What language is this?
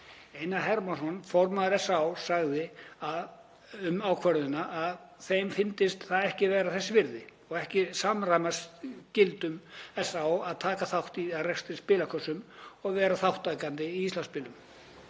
Icelandic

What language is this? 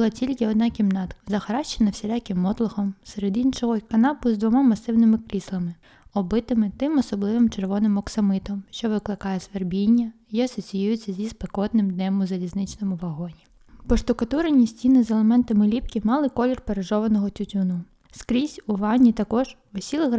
Ukrainian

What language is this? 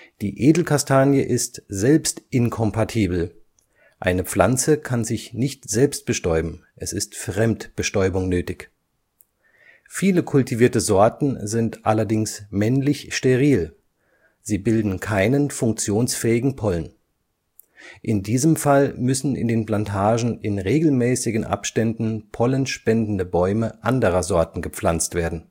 German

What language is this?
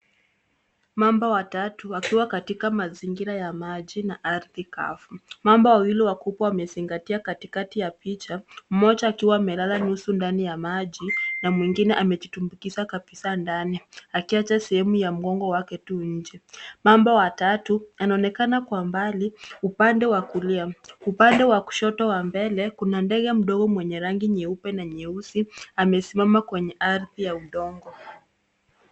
Swahili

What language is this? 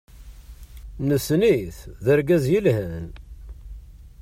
Kabyle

